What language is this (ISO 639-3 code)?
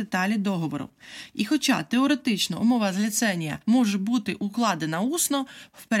ukr